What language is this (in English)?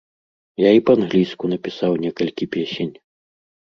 Belarusian